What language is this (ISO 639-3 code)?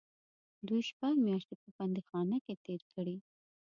pus